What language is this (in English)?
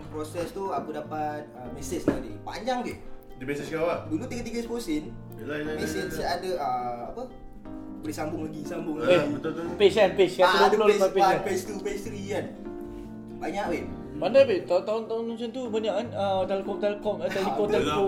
Malay